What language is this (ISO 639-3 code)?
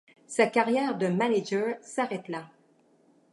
fra